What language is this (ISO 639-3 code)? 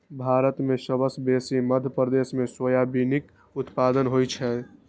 mai